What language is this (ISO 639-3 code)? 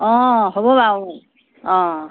asm